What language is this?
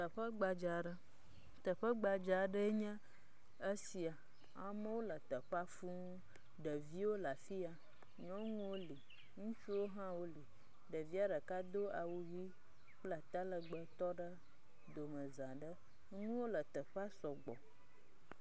Ewe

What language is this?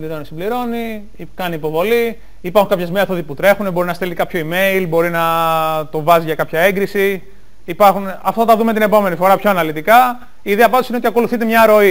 Greek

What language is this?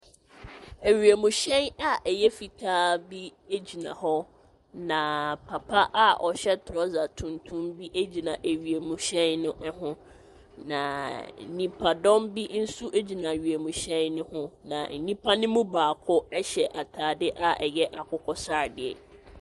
Akan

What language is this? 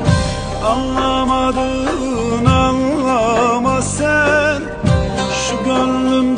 Turkish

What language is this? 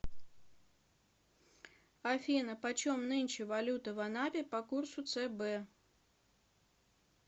Russian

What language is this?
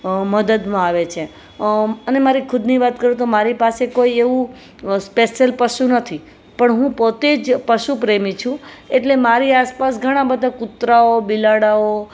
Gujarati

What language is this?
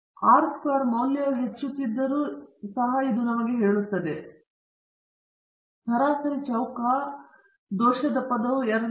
Kannada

